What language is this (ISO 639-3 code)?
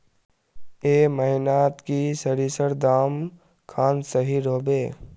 mag